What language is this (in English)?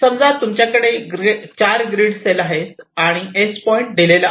Marathi